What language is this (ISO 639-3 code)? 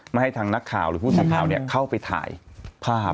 tha